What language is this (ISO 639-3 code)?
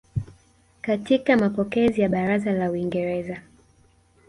swa